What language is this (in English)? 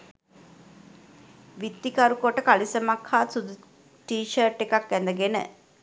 Sinhala